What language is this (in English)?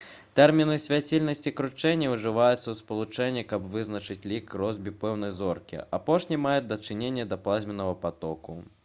Belarusian